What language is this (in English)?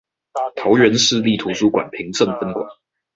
Chinese